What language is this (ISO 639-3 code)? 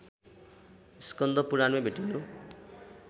nep